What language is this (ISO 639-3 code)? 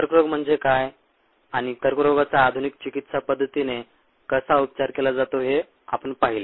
mar